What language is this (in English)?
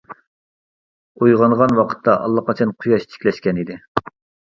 Uyghur